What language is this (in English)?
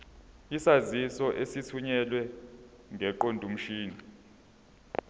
Zulu